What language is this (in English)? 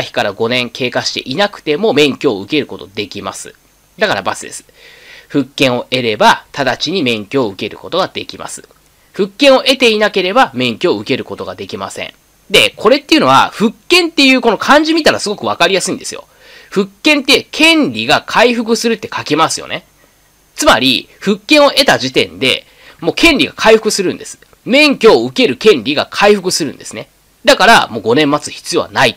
Japanese